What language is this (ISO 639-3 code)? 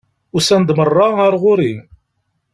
kab